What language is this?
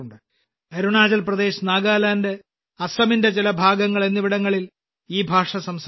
Malayalam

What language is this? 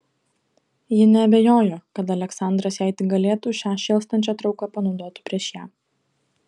Lithuanian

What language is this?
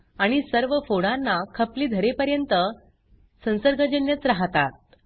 Marathi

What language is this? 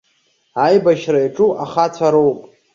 Abkhazian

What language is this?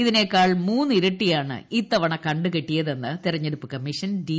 Malayalam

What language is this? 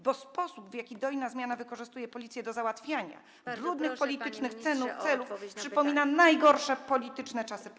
Polish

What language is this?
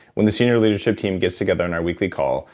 English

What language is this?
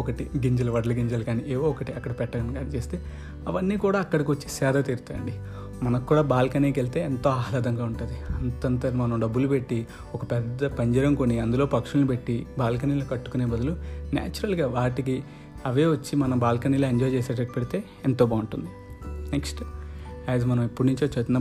Telugu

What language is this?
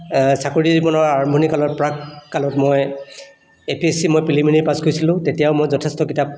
Assamese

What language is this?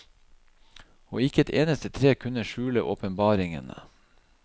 Norwegian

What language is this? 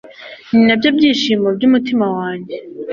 Kinyarwanda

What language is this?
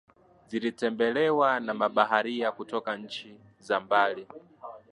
Swahili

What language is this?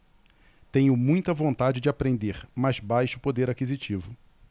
Portuguese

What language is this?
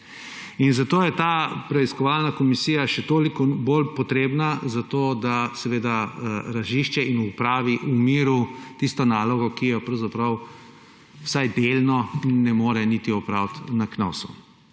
Slovenian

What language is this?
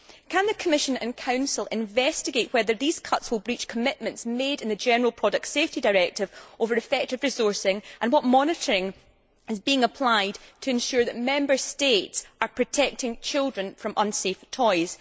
English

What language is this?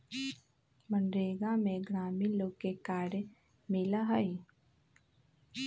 Magahi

